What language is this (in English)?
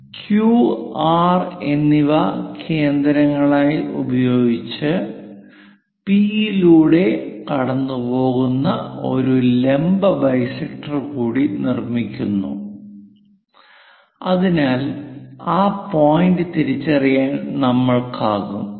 Malayalam